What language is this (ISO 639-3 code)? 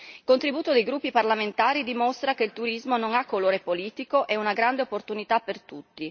ita